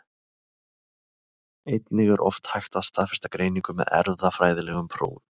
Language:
Icelandic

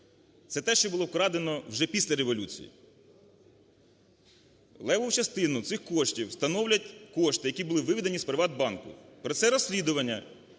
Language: Ukrainian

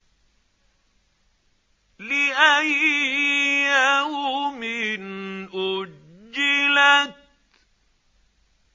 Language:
Arabic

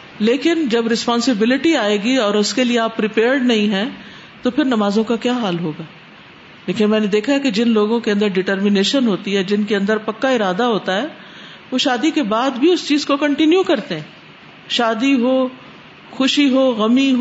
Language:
Urdu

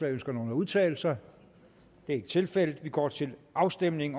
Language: Danish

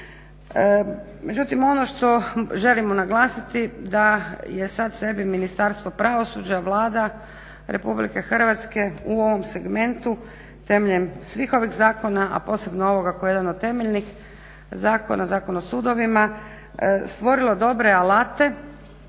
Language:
Croatian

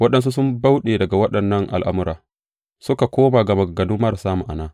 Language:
Hausa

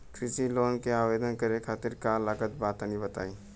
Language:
Bhojpuri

